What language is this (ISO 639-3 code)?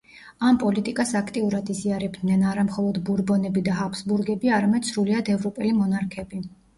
kat